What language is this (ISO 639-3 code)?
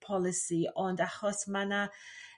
cym